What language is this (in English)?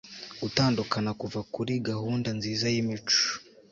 Kinyarwanda